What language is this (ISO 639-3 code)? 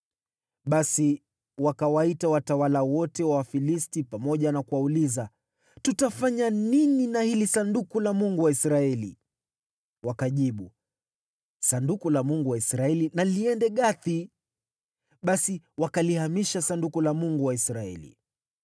swa